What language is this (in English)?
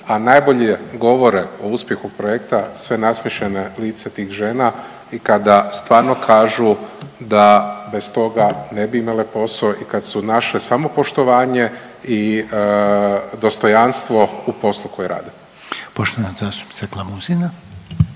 Croatian